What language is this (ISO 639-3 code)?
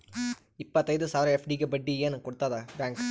kan